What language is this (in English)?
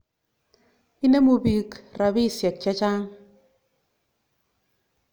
Kalenjin